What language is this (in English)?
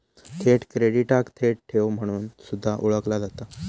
Marathi